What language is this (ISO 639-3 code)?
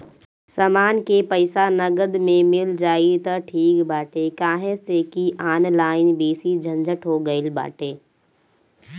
bho